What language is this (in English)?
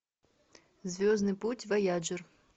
Russian